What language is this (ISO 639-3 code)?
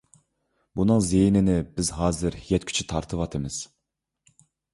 uig